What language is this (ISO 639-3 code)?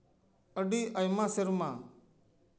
sat